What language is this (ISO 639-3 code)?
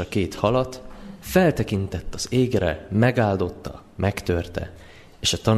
hun